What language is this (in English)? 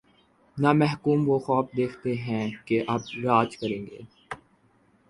Urdu